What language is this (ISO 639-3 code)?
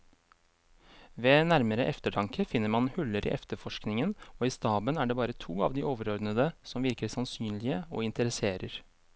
nor